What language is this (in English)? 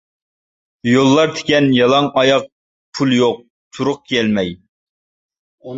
Uyghur